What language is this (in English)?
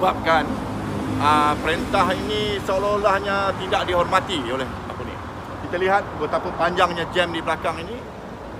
Malay